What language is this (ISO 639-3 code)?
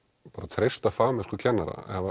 isl